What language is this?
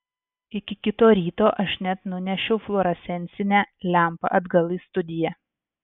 Lithuanian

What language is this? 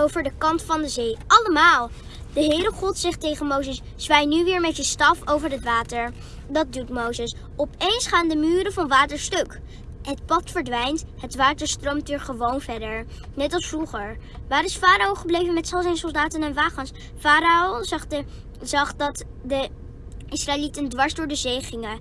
Dutch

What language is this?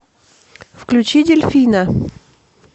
Russian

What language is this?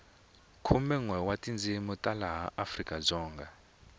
Tsonga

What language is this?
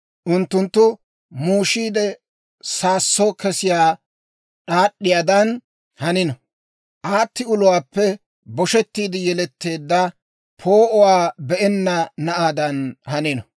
Dawro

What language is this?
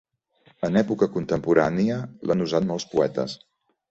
Catalan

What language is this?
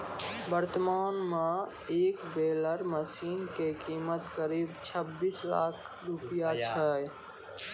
Maithili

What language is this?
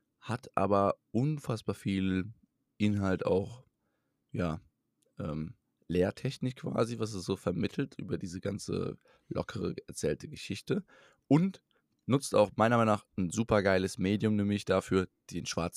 German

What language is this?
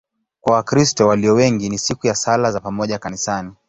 Swahili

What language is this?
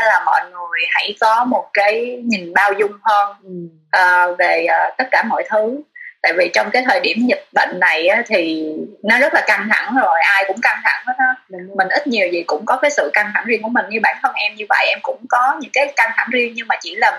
Vietnamese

